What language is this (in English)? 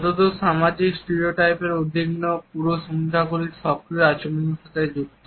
Bangla